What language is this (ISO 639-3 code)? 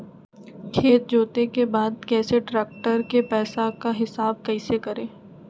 mag